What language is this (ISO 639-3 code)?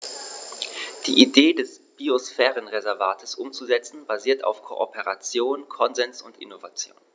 deu